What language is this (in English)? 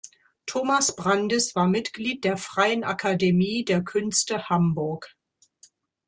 German